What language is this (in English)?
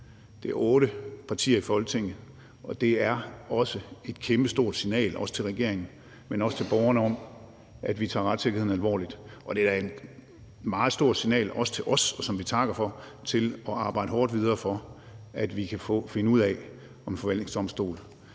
Danish